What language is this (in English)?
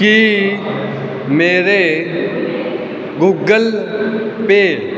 Punjabi